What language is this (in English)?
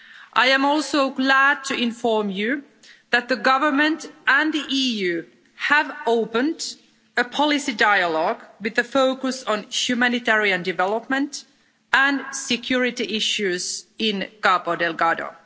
English